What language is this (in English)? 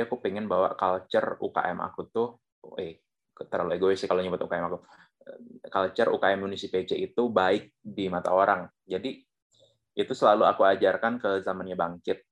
Indonesian